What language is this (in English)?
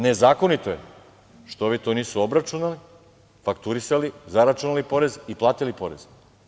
Serbian